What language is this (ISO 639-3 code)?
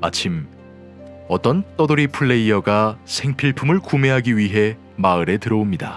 kor